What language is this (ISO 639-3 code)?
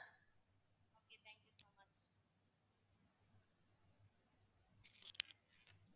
tam